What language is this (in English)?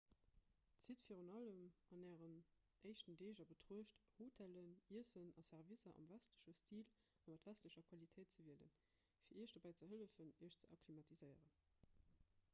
Luxembourgish